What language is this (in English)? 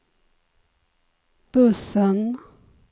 Swedish